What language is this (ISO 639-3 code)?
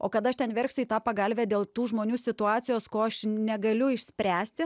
lit